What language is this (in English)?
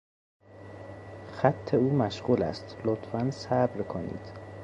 Persian